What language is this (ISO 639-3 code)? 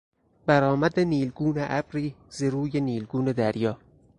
fas